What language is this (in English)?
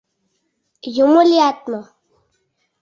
Mari